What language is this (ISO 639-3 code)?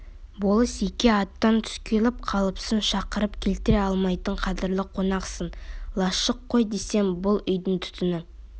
kaz